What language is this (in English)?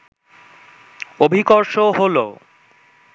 Bangla